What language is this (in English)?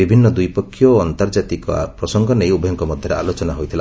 Odia